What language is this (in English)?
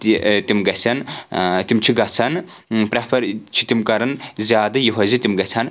Kashmiri